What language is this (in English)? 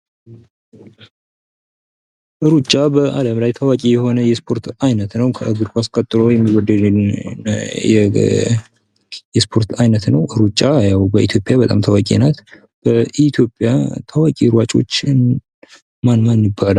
Amharic